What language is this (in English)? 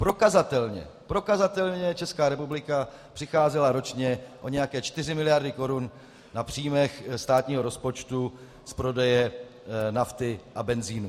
Czech